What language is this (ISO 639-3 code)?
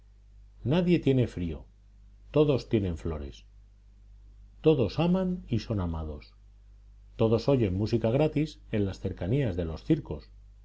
spa